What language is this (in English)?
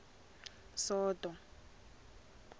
Tsonga